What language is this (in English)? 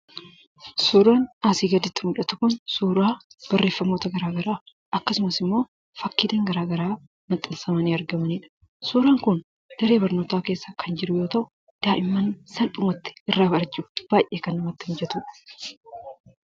Oromo